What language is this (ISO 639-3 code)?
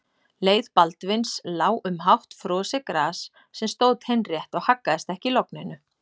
isl